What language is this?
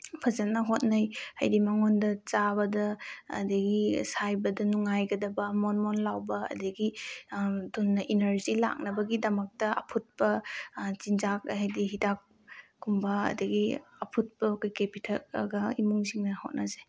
Manipuri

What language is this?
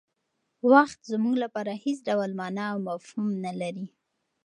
Pashto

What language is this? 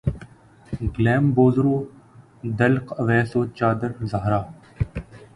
Urdu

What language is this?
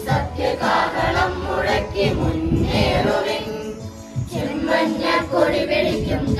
Thai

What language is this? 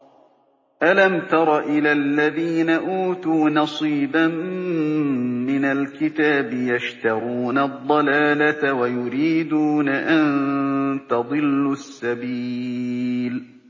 Arabic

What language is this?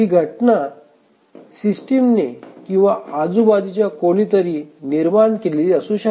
Marathi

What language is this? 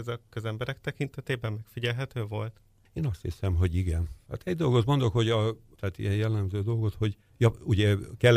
Hungarian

